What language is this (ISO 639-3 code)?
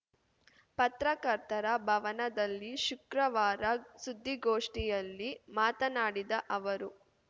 kan